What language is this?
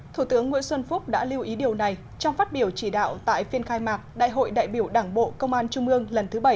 Vietnamese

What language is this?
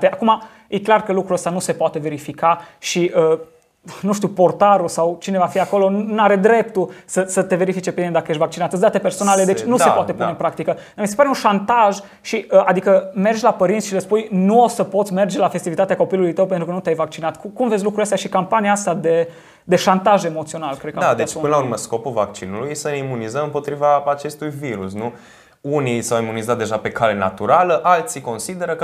Romanian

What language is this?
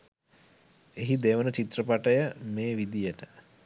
Sinhala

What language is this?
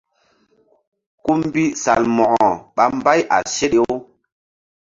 Mbum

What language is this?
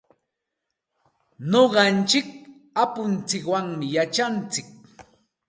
Santa Ana de Tusi Pasco Quechua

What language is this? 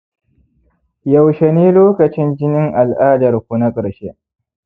Hausa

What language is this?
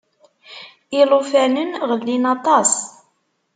Kabyle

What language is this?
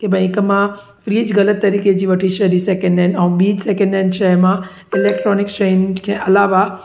Sindhi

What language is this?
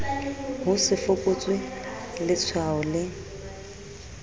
Southern Sotho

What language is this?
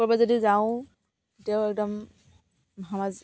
Assamese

